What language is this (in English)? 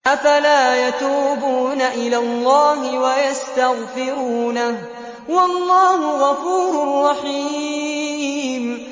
Arabic